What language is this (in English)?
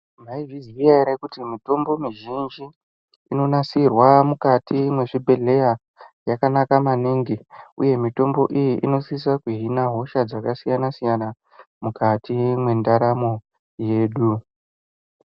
Ndau